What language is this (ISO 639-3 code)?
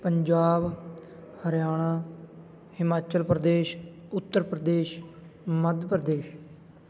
pan